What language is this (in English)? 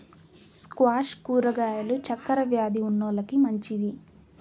Telugu